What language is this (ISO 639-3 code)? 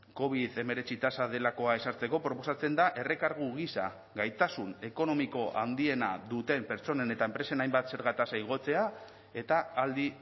eus